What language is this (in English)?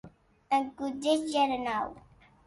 Occitan